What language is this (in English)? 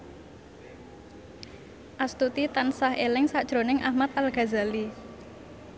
Javanese